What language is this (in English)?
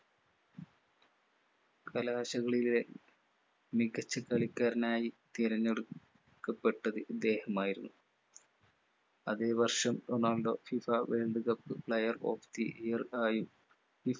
Malayalam